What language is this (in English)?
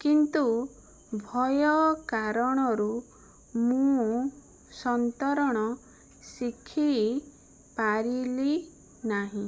Odia